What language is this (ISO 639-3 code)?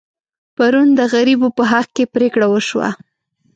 pus